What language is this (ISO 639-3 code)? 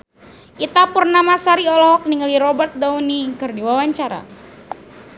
sun